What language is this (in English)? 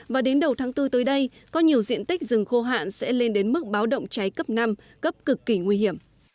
Vietnamese